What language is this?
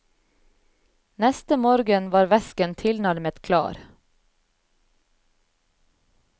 Norwegian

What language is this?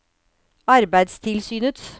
Norwegian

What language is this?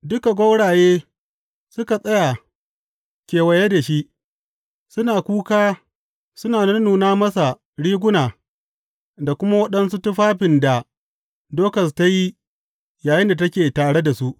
Hausa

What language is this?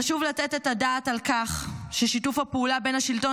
Hebrew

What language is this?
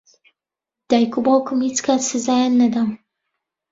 Central Kurdish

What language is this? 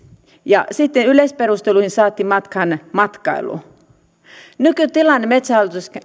Finnish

